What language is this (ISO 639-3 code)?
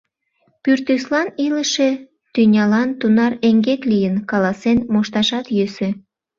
chm